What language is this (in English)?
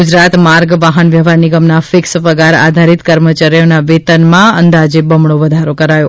Gujarati